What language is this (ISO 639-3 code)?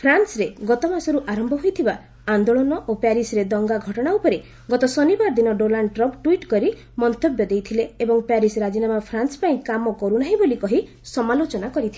ori